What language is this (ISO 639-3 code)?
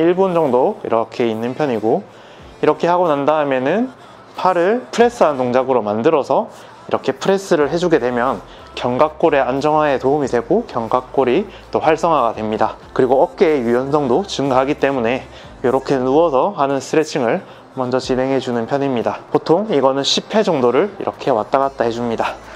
kor